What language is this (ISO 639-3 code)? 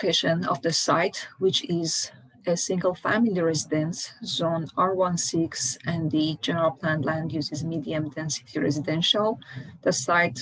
eng